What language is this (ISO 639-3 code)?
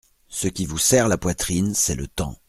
fra